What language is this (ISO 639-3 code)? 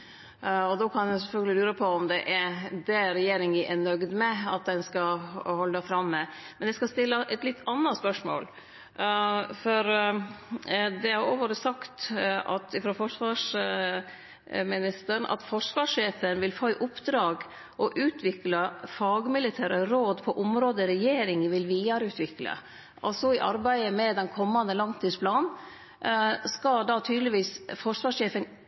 nno